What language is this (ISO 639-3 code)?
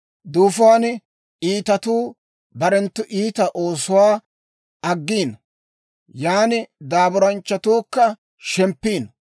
dwr